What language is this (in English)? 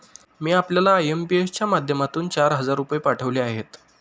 Marathi